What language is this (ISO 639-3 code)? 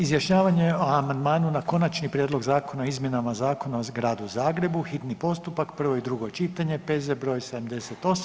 hrv